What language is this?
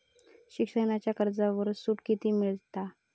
Marathi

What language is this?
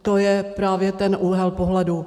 Czech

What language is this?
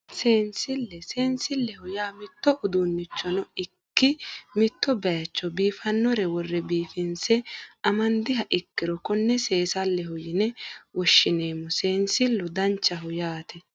Sidamo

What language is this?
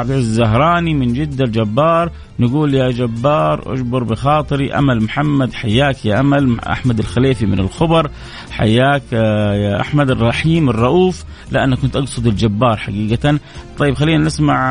Arabic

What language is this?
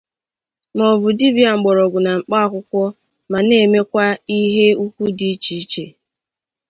Igbo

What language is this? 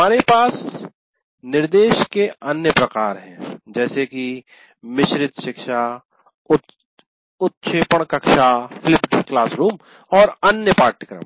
Hindi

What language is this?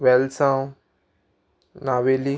Konkani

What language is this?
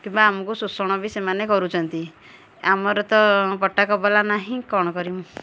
Odia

